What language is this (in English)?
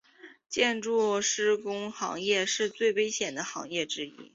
Chinese